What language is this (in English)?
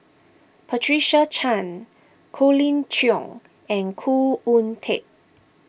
English